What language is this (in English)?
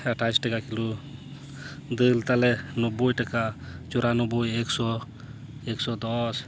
Santali